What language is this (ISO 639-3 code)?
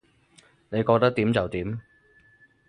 yue